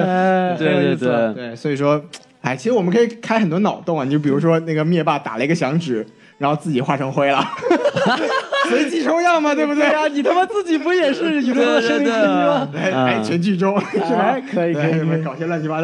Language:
Chinese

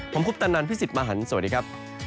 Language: Thai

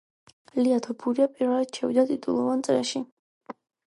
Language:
Georgian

